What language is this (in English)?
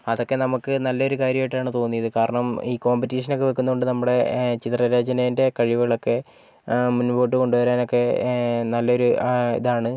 Malayalam